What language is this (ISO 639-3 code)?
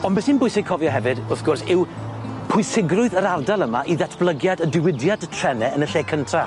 cym